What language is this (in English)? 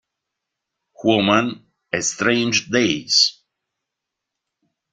Italian